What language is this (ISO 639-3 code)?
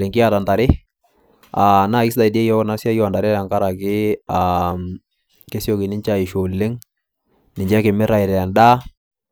mas